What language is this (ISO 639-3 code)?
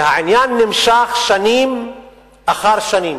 heb